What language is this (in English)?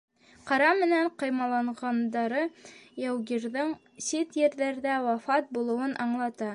Bashkir